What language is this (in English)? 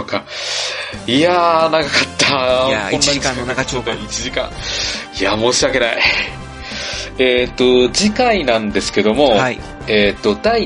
Japanese